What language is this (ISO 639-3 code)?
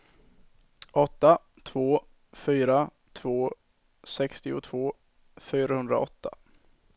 swe